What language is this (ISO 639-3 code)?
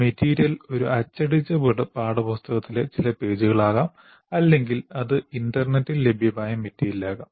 mal